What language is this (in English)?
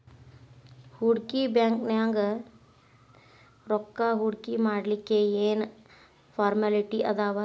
Kannada